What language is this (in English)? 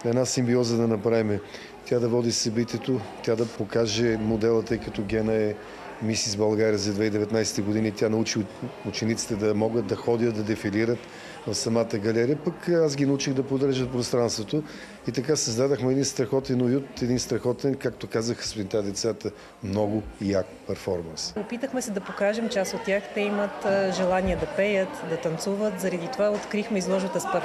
Bulgarian